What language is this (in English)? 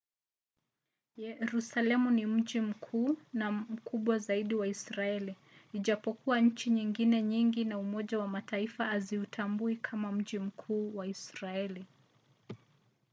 Swahili